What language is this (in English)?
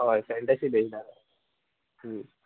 Konkani